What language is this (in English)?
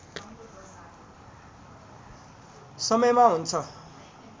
Nepali